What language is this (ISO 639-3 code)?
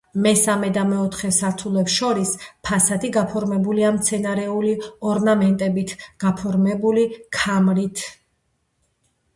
kat